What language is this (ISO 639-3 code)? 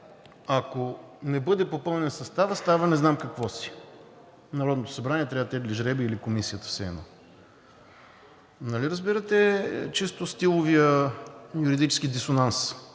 bul